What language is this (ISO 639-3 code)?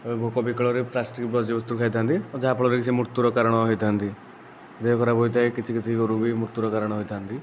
ori